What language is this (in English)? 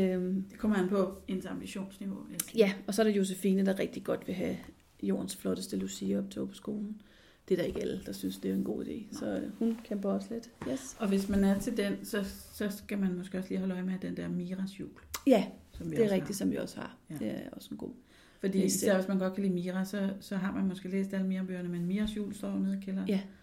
Danish